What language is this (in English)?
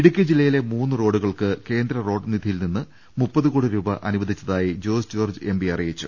Malayalam